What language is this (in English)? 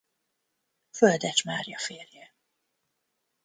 Hungarian